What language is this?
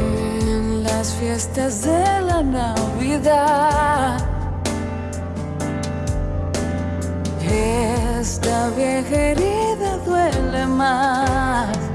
Spanish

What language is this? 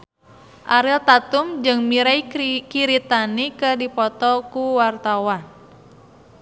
Sundanese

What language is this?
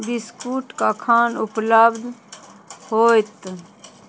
Maithili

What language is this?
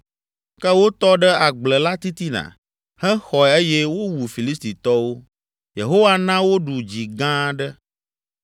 Ewe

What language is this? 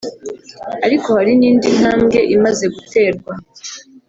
Kinyarwanda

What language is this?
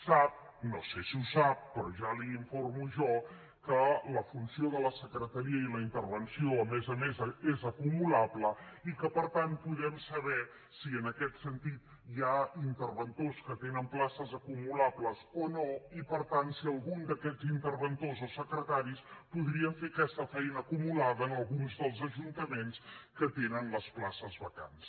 Catalan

